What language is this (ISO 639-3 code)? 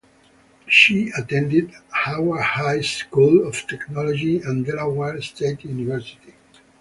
eng